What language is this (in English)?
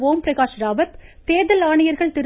Tamil